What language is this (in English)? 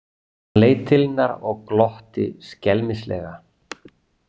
Icelandic